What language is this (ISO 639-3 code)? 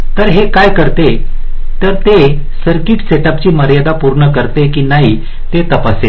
mar